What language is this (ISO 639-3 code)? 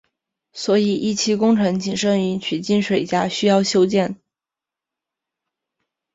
zho